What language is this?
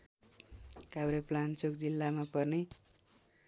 Nepali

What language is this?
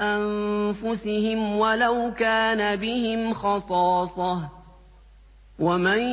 Arabic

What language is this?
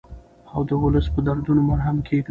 Pashto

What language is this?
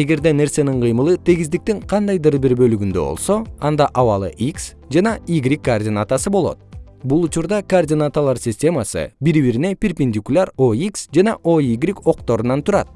Kyrgyz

